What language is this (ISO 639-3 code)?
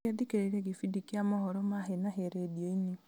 kik